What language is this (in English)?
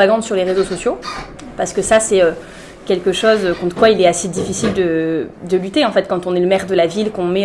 French